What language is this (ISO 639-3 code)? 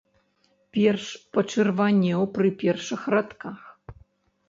bel